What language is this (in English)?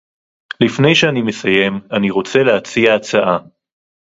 Hebrew